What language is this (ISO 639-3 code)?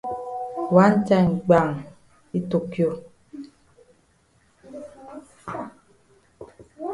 wes